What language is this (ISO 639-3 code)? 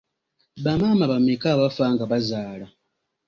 lug